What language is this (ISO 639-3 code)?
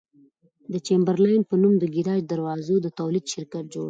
pus